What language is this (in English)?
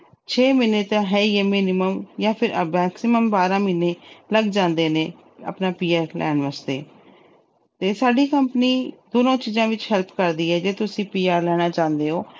Punjabi